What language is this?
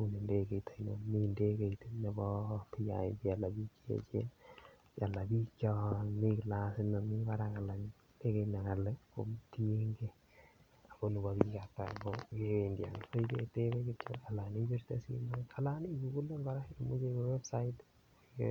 Kalenjin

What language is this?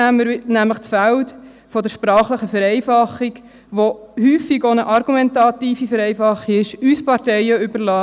Swiss German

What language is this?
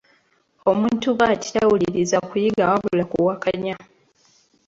Ganda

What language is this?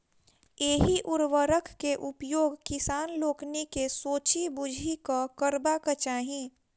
Maithili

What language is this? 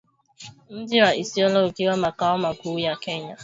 Swahili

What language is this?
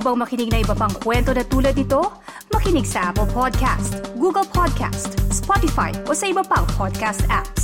Filipino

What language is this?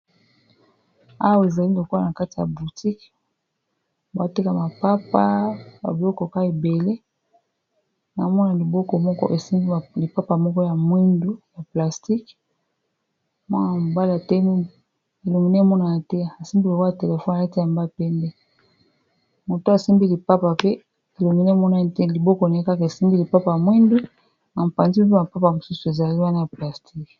Lingala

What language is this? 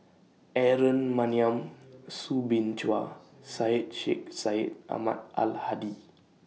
English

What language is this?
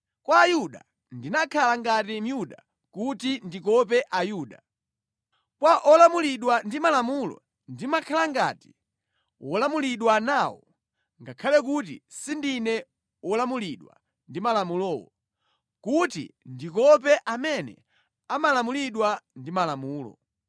Nyanja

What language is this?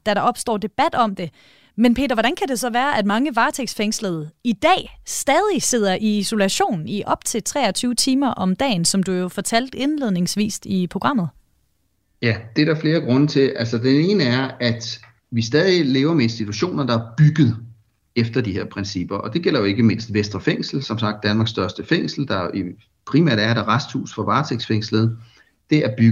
Danish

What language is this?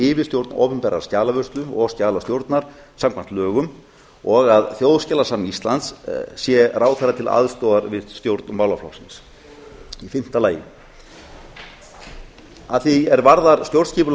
Icelandic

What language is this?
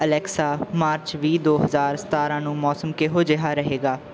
Punjabi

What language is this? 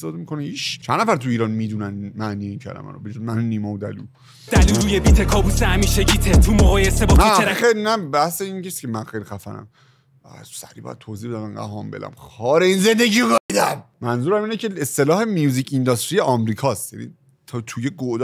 Persian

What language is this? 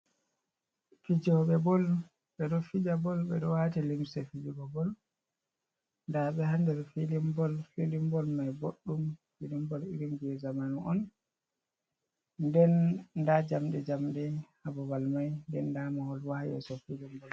Fula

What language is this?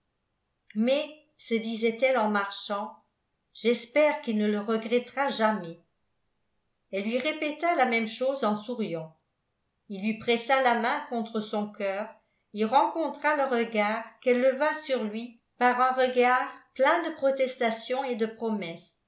French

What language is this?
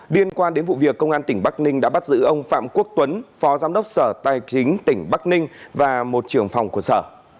Vietnamese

